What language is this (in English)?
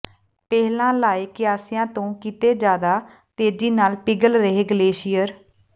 Punjabi